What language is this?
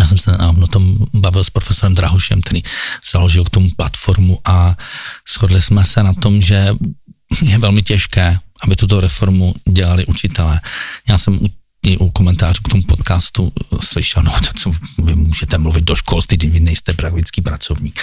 Czech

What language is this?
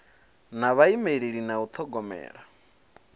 Venda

